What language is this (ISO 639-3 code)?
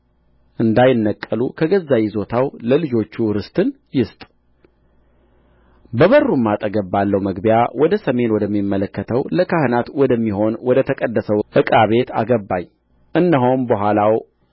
amh